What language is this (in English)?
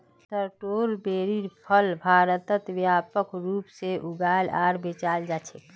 Magahi